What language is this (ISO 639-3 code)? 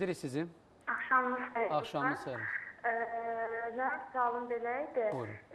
tur